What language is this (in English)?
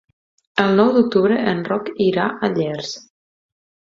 Catalan